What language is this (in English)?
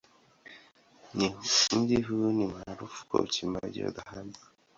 Swahili